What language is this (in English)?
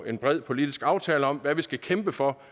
Danish